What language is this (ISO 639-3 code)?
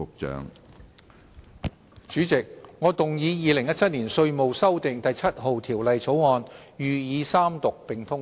yue